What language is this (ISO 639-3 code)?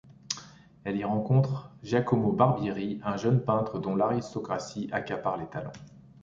fra